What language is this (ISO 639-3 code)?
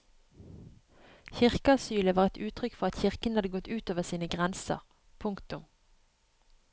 nor